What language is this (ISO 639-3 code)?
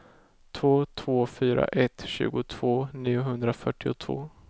swe